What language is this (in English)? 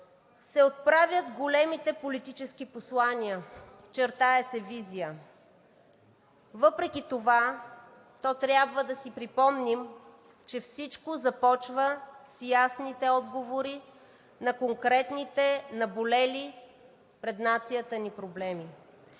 Bulgarian